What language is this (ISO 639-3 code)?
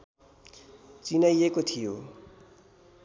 nep